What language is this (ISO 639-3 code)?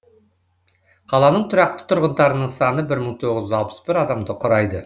kaz